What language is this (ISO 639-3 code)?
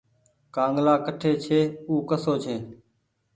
gig